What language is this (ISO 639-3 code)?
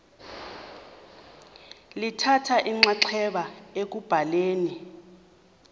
xho